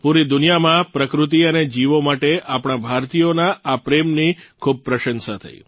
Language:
Gujarati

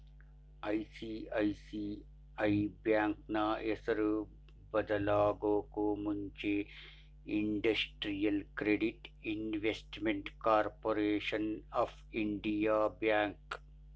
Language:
Kannada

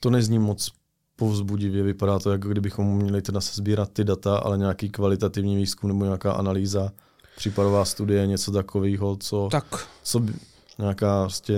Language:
Czech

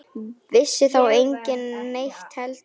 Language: Icelandic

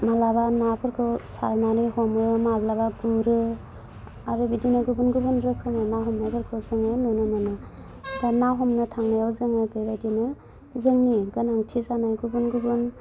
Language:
Bodo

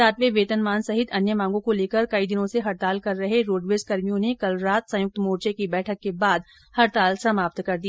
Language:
Hindi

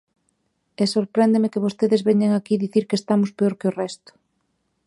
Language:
Galician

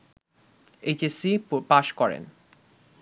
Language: Bangla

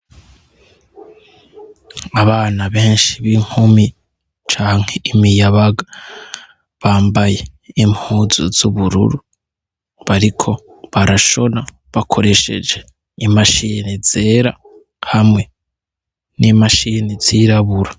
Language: Rundi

